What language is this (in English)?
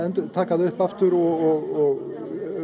Icelandic